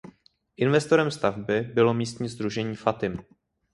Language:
Czech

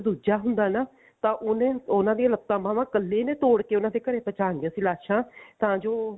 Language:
Punjabi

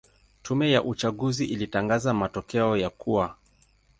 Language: Swahili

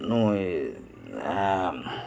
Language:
Santali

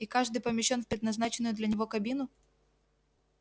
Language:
Russian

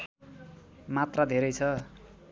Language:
Nepali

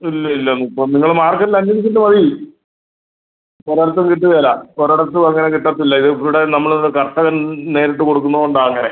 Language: Malayalam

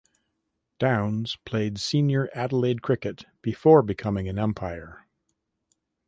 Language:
English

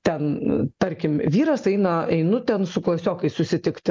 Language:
Lithuanian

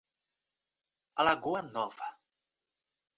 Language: Portuguese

